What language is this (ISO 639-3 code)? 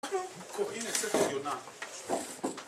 heb